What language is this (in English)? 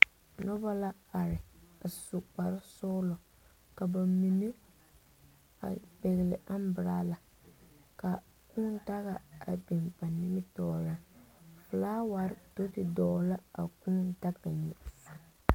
Southern Dagaare